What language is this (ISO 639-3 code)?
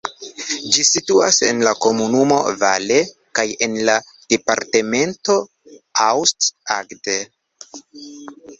epo